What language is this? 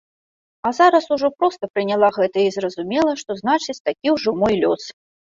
Belarusian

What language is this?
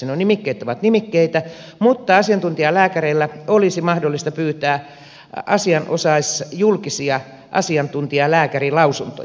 Finnish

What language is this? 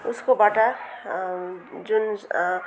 Nepali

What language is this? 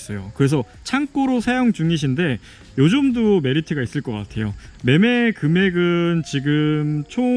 Korean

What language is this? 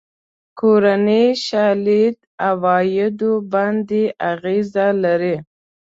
Pashto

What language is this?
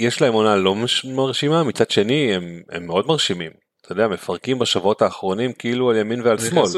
Hebrew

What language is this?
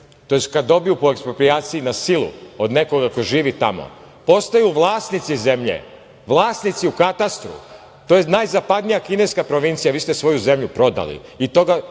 Serbian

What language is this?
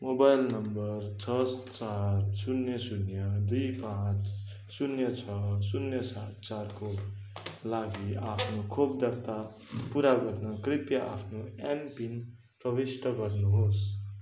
Nepali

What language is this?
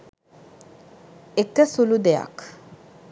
Sinhala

